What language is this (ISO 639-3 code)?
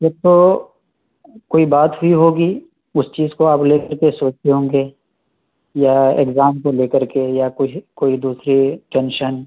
urd